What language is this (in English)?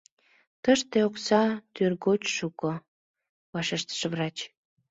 Mari